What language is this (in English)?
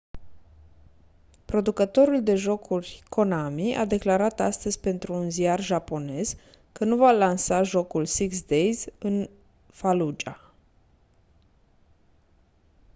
Romanian